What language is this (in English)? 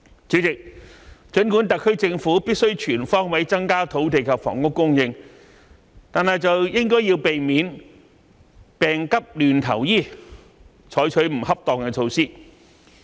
Cantonese